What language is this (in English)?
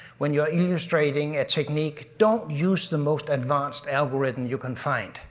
English